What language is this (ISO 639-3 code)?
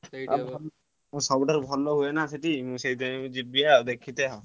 ori